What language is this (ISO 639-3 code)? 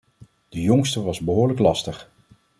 nld